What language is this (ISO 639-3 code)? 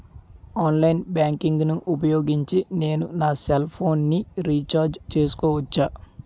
tel